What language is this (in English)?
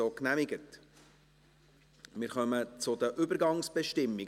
Swiss German